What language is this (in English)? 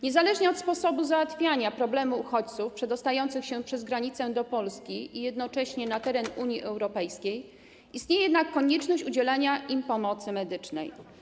Polish